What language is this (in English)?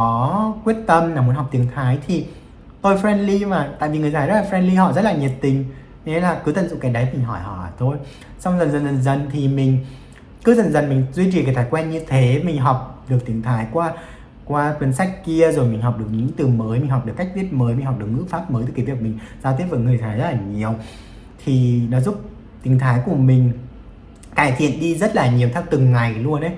Vietnamese